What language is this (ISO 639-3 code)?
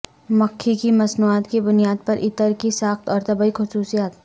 urd